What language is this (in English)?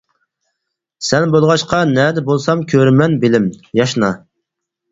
Uyghur